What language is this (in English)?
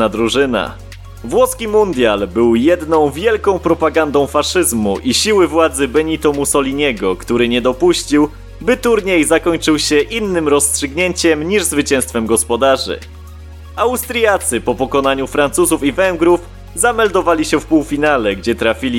Polish